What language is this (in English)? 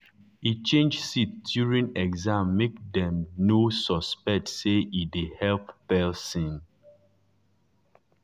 Nigerian Pidgin